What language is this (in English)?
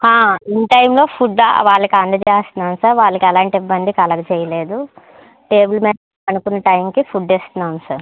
Telugu